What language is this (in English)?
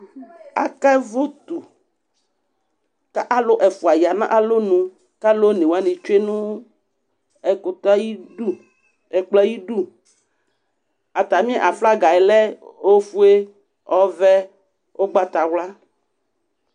Ikposo